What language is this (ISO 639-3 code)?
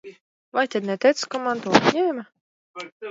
lav